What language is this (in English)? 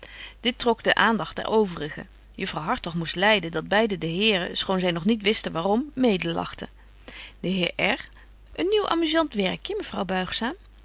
Dutch